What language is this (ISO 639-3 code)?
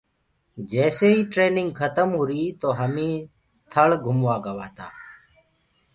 ggg